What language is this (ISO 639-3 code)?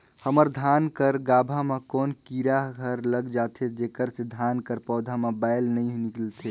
hne